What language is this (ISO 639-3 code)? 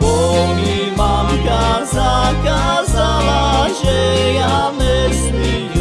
slk